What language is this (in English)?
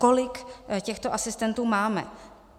Czech